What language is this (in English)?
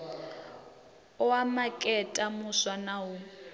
Venda